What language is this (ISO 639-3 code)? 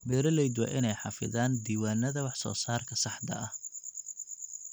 som